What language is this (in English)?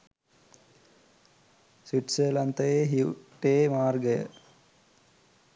Sinhala